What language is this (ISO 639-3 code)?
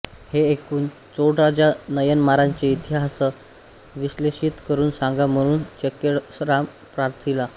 mar